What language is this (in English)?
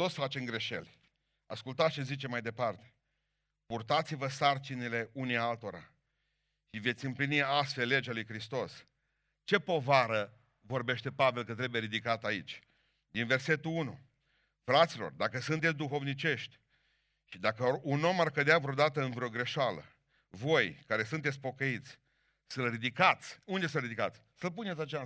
Romanian